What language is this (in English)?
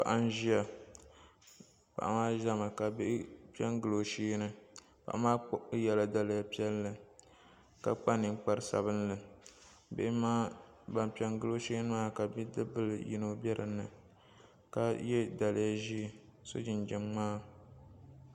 Dagbani